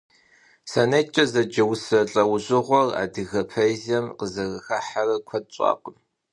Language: Kabardian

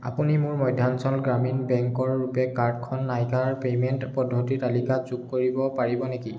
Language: Assamese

